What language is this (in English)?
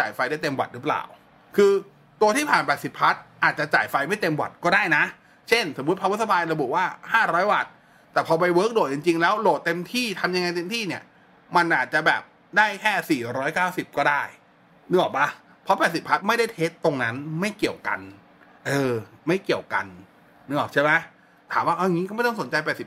Thai